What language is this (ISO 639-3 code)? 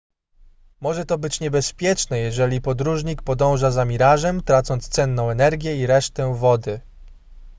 pol